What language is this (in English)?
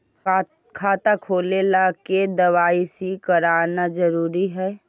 Magahi